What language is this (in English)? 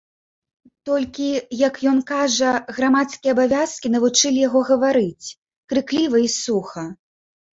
Belarusian